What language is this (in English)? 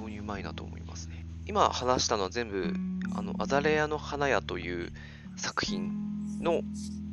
Japanese